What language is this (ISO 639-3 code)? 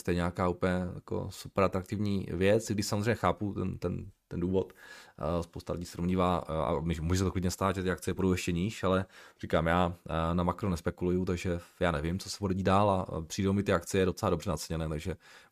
ces